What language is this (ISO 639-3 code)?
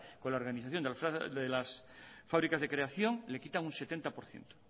spa